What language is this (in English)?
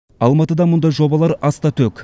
Kazakh